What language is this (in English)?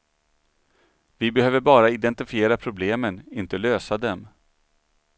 Swedish